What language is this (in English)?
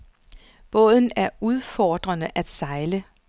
Danish